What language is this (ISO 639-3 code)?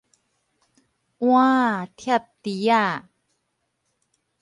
nan